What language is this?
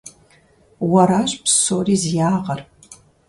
Kabardian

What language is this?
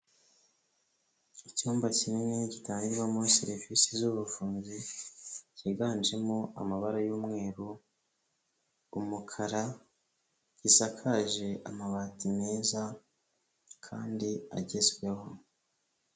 Kinyarwanda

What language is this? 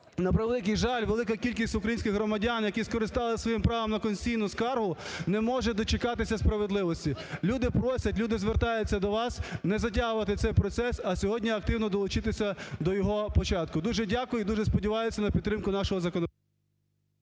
Ukrainian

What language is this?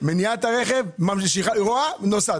Hebrew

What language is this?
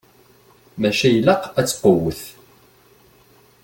Kabyle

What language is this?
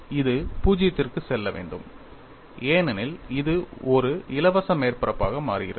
Tamil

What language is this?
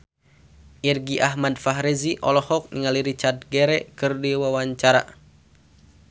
Sundanese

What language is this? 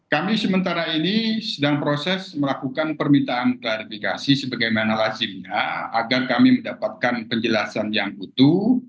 Indonesian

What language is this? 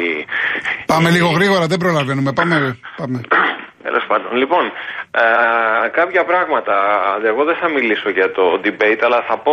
Greek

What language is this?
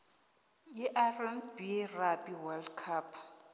South Ndebele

